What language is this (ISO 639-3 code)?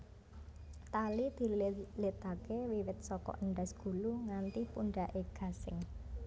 jav